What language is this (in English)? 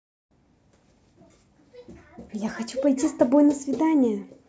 Russian